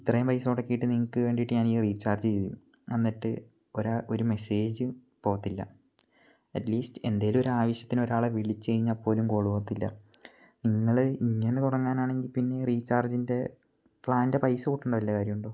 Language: Malayalam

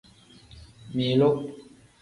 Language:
Tem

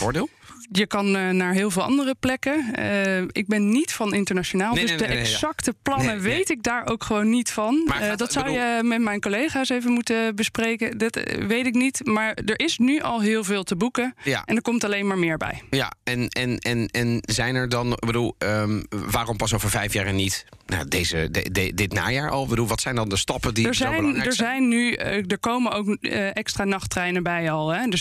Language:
Dutch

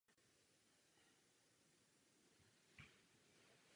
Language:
Czech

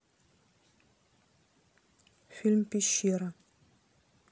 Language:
Russian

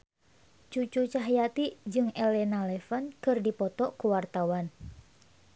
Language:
Sundanese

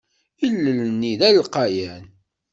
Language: Kabyle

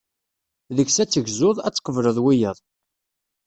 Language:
Kabyle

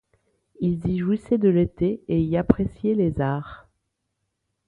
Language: French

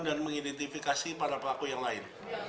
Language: Indonesian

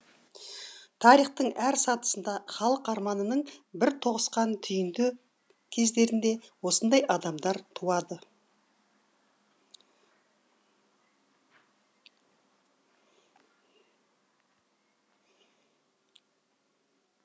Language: Kazakh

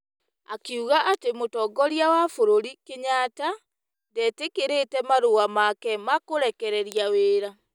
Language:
Kikuyu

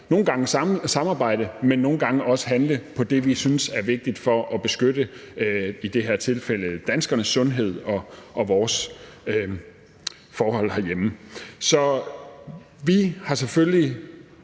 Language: Danish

